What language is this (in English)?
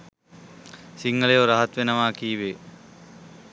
Sinhala